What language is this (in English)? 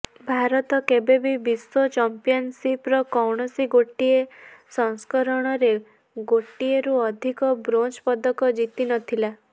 Odia